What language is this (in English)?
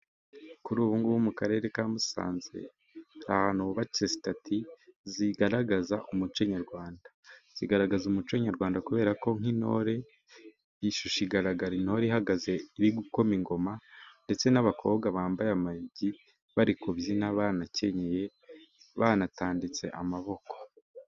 Kinyarwanda